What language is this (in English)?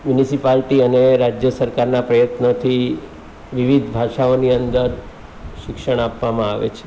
Gujarati